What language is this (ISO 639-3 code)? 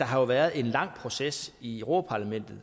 dan